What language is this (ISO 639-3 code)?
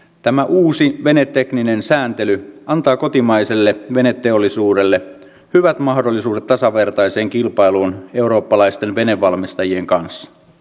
fin